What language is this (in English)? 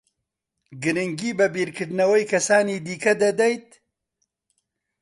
Central Kurdish